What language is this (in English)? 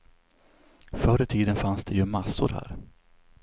Swedish